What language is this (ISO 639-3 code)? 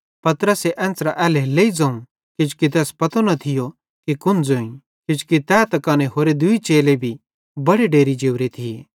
bhd